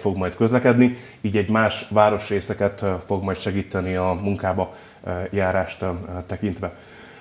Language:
Hungarian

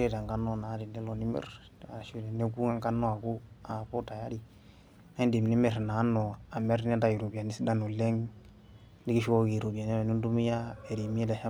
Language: Masai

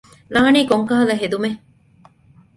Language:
Divehi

